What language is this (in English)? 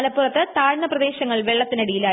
Malayalam